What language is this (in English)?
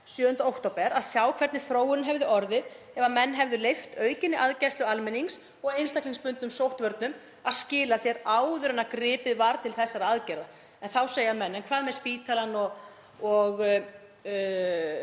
Icelandic